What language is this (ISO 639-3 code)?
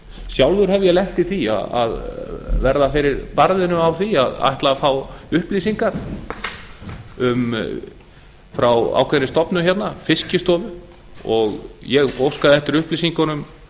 isl